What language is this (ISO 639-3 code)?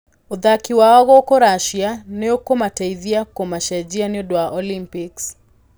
kik